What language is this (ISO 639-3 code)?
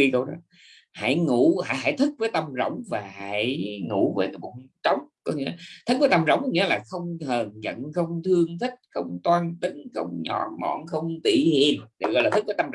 vie